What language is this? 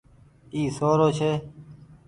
Goaria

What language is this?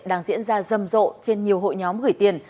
Vietnamese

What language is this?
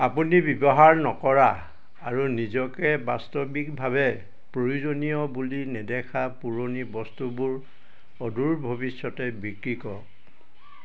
Assamese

